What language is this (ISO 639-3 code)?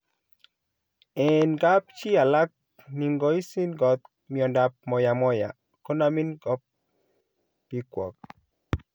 kln